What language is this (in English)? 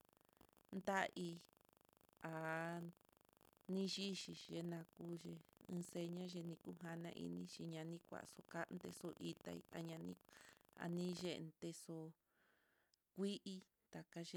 Mitlatongo Mixtec